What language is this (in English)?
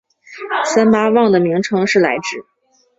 Chinese